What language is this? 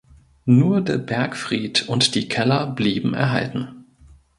German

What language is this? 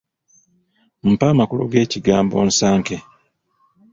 Ganda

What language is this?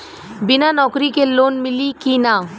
Bhojpuri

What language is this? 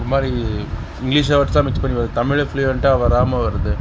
Tamil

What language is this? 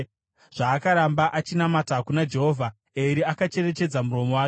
Shona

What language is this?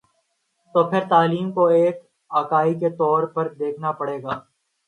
Urdu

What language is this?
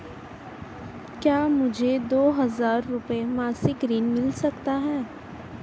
Hindi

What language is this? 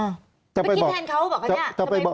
Thai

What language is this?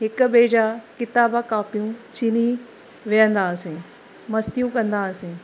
Sindhi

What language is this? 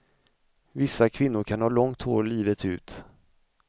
Swedish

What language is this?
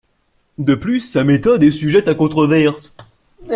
French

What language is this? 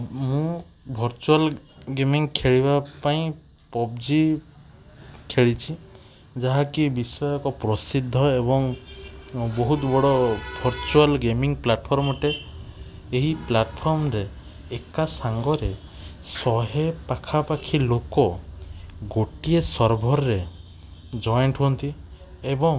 Odia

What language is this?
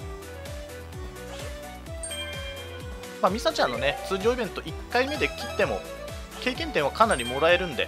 Japanese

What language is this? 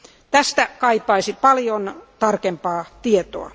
Finnish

